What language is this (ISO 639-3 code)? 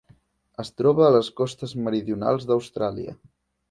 cat